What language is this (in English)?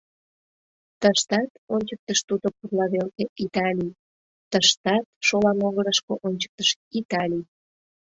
Mari